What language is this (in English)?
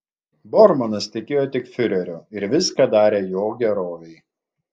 Lithuanian